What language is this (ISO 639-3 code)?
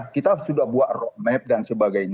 ind